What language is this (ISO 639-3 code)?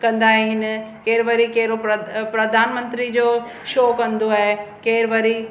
snd